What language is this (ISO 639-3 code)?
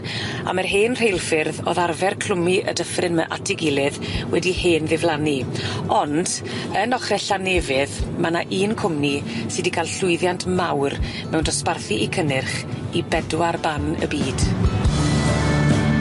cym